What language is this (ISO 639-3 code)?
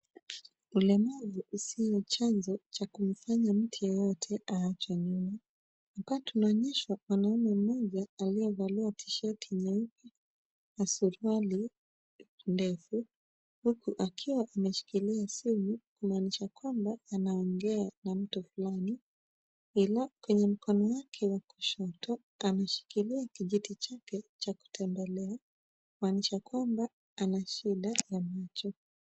swa